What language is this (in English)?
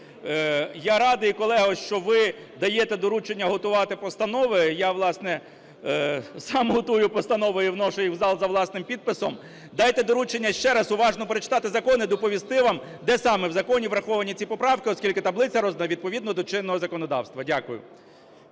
Ukrainian